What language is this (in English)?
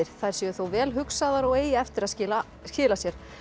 Icelandic